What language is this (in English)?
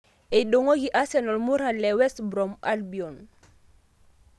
Masai